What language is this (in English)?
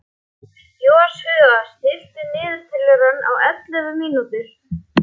Icelandic